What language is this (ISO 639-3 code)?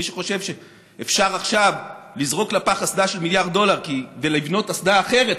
heb